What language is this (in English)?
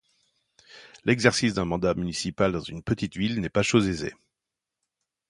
French